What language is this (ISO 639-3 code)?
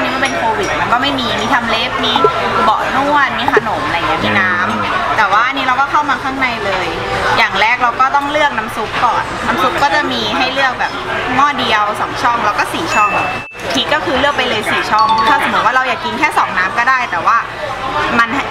tha